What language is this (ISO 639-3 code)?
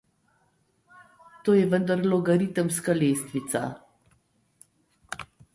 slv